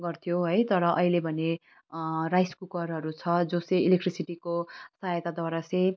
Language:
Nepali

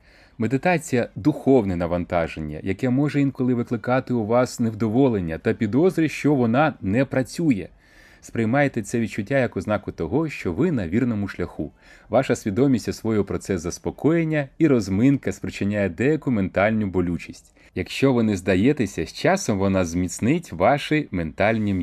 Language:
Ukrainian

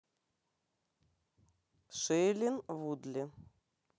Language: Russian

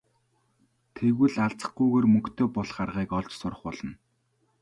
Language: Mongolian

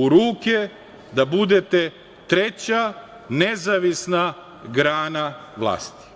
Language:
Serbian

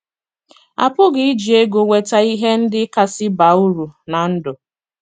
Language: Igbo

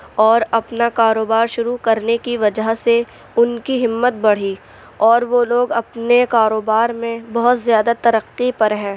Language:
Urdu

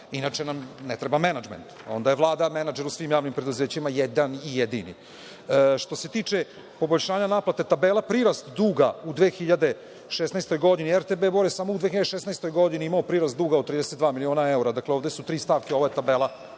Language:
Serbian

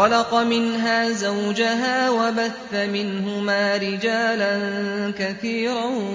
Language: Arabic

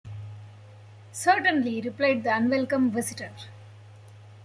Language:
English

